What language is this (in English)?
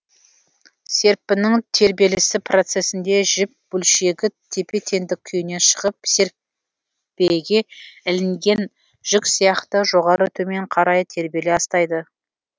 Kazakh